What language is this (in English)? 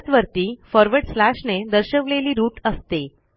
Marathi